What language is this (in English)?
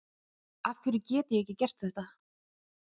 Icelandic